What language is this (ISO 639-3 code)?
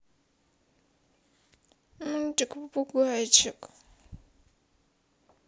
rus